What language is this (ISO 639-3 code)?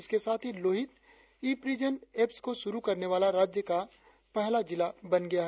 hin